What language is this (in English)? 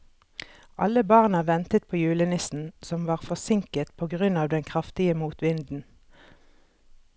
Norwegian